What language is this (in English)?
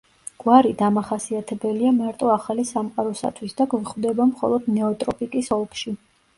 Georgian